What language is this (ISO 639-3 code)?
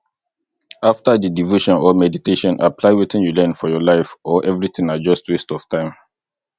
pcm